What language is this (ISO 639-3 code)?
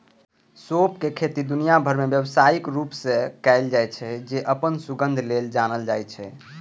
mai